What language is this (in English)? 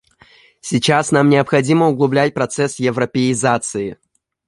Russian